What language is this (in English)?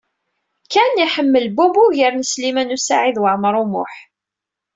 Kabyle